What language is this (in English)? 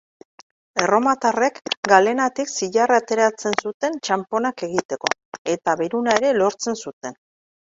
Basque